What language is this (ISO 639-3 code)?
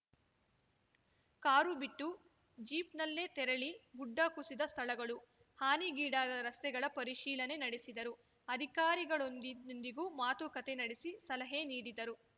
kan